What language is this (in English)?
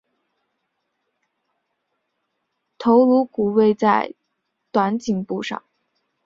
Chinese